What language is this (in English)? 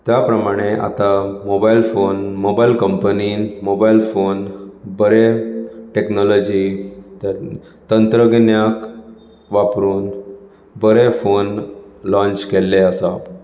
Konkani